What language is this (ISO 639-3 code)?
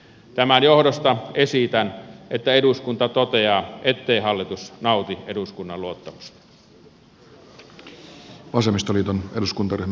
fin